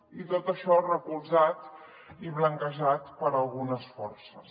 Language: Catalan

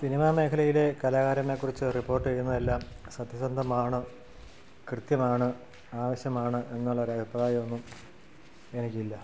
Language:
Malayalam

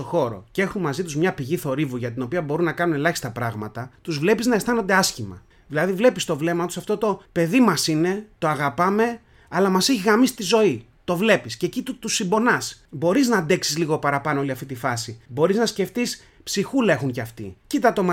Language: Greek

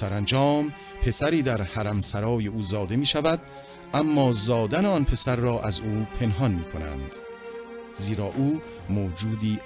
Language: Persian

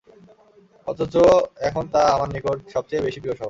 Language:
Bangla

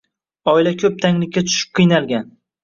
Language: Uzbek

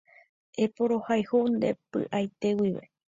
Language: Guarani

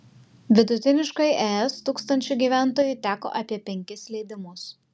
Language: Lithuanian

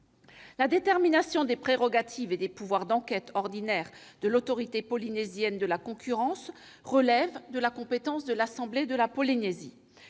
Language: French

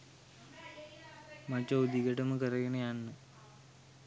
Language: Sinhala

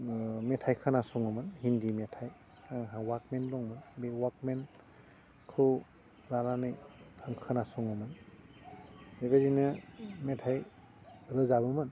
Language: Bodo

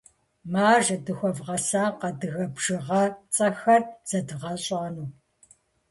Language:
Kabardian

